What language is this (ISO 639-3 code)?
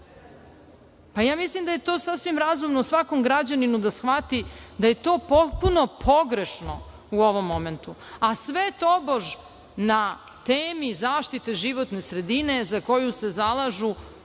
srp